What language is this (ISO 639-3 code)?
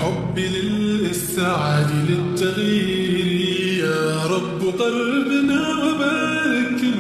ara